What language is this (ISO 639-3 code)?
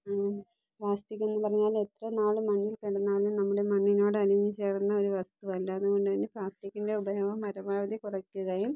mal